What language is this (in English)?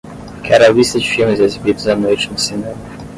Portuguese